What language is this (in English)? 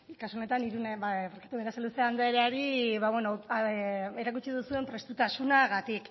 Basque